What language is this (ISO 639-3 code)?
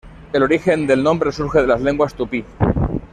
spa